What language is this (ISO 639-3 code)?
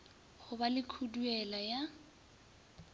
nso